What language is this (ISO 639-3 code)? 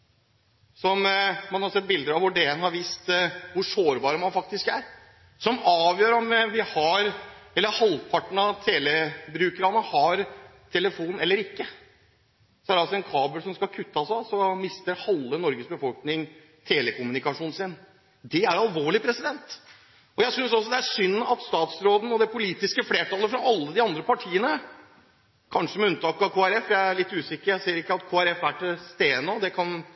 nob